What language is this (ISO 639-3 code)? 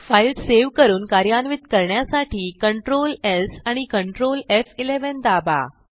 mar